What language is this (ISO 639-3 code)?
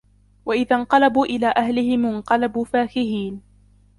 ara